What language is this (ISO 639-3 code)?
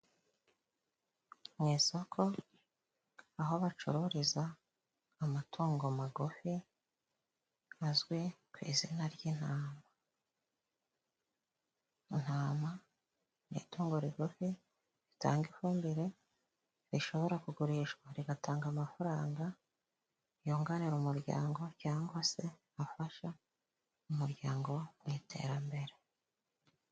kin